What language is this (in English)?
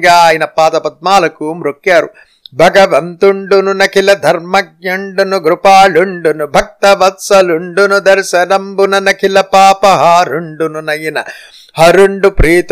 Telugu